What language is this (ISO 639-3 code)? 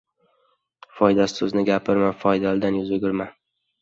uzb